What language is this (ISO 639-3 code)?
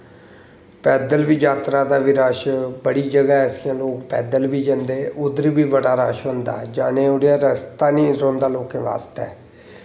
doi